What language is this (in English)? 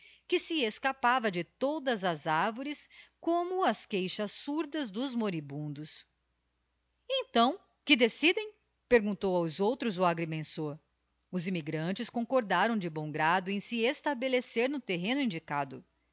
Portuguese